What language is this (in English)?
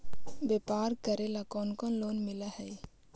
Magahi